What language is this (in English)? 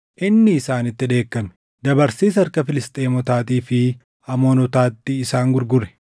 Oromo